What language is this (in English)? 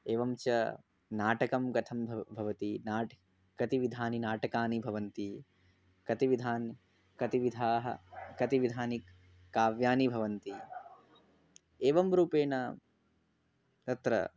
Sanskrit